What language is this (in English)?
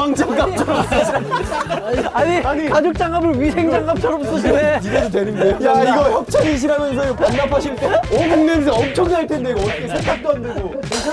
Korean